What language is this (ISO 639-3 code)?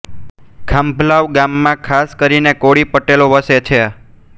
guj